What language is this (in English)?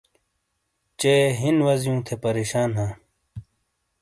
Shina